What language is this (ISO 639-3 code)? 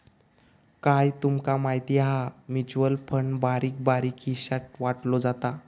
mar